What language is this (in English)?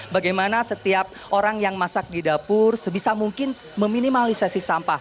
Indonesian